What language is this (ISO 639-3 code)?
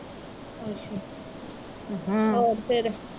pan